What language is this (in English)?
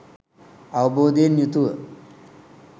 Sinhala